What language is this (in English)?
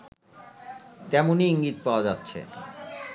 Bangla